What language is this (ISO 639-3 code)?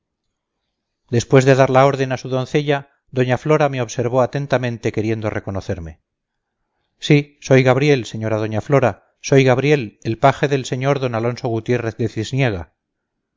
spa